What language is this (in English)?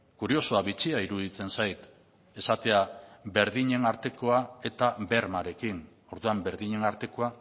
Basque